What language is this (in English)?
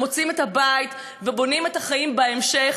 Hebrew